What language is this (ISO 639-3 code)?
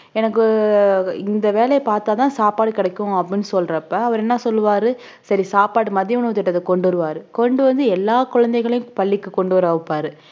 tam